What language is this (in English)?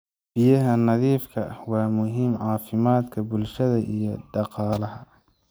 Somali